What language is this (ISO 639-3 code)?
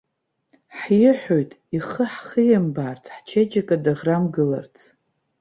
abk